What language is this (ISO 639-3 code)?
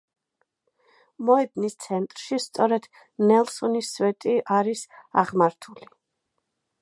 kat